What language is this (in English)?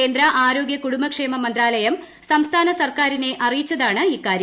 Malayalam